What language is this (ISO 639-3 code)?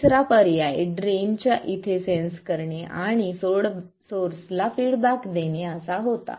mar